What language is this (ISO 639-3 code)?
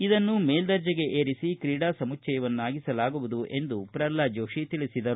kan